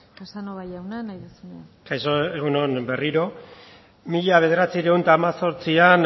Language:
Basque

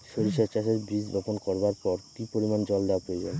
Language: Bangla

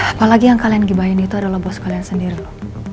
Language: Indonesian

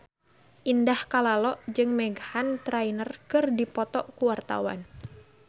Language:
Sundanese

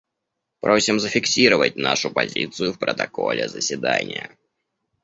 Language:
Russian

